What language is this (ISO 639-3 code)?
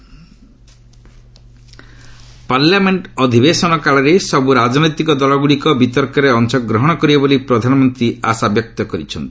ori